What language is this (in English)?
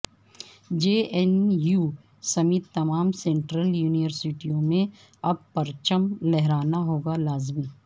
Urdu